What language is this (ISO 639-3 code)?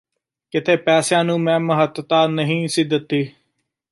pan